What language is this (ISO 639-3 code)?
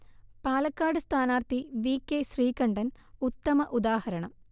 mal